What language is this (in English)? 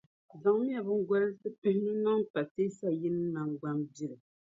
Dagbani